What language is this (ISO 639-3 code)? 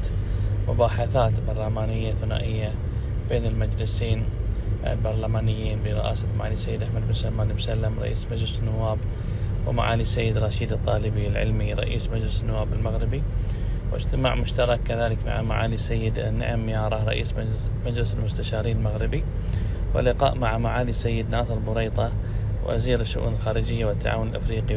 ara